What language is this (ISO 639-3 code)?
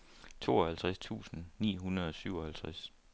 dan